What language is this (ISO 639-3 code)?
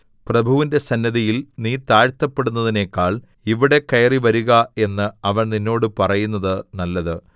mal